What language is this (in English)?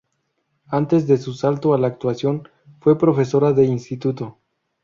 Spanish